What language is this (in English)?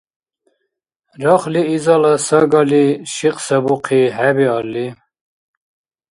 Dargwa